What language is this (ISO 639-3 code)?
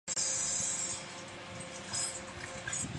zho